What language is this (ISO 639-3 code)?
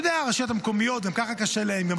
heb